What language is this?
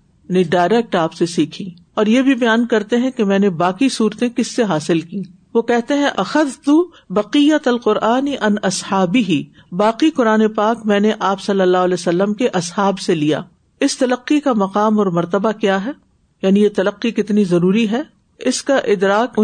Urdu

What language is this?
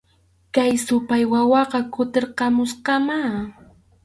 Arequipa-La Unión Quechua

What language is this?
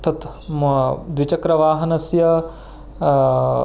Sanskrit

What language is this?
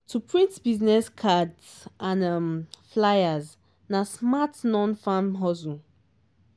Nigerian Pidgin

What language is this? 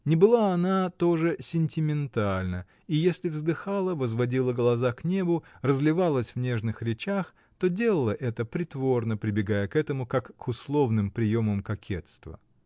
Russian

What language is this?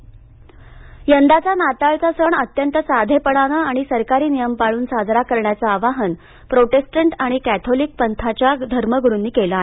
Marathi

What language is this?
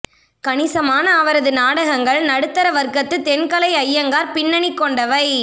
Tamil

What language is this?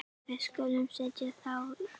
Icelandic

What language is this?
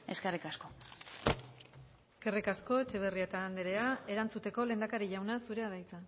Basque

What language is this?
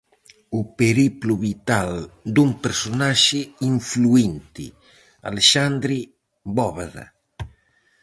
Galician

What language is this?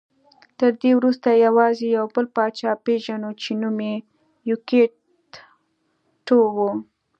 Pashto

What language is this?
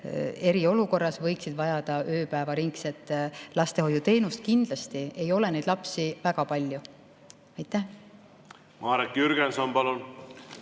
Estonian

